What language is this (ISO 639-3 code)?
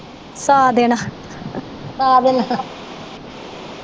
pan